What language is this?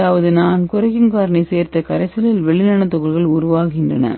Tamil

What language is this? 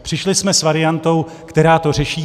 Czech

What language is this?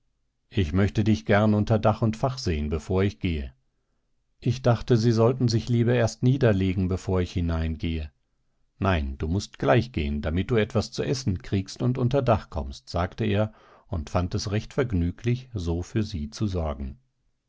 German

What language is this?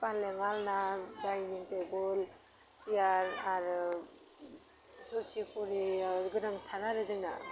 Bodo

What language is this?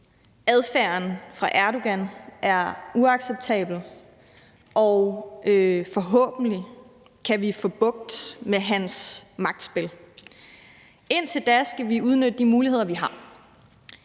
Danish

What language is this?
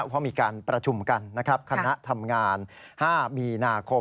Thai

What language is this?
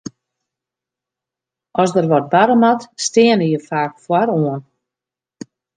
Western Frisian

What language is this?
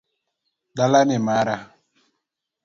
Luo (Kenya and Tanzania)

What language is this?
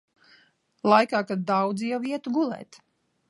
Latvian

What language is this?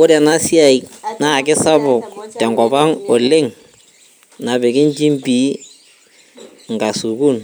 Masai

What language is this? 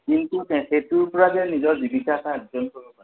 Assamese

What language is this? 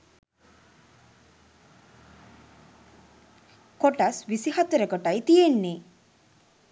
Sinhala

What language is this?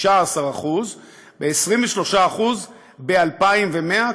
Hebrew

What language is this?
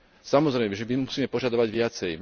Slovak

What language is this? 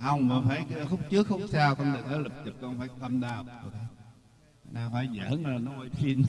Vietnamese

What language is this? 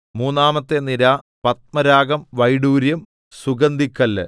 Malayalam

